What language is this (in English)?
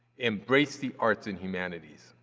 English